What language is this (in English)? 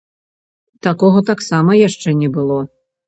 Belarusian